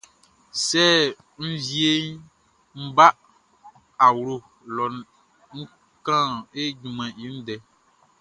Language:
Baoulé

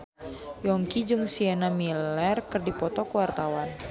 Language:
Sundanese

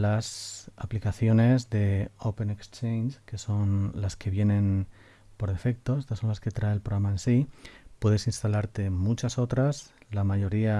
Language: Spanish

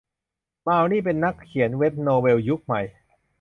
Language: Thai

